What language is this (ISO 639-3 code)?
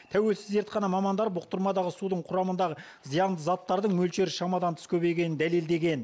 kaz